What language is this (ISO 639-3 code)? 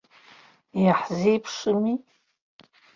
abk